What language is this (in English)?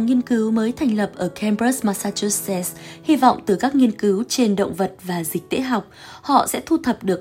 Vietnamese